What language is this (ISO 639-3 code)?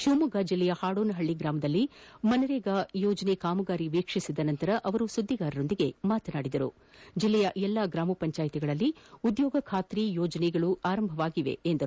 kan